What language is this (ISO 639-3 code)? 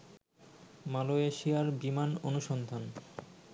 ben